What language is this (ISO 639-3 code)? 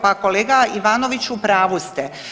hrv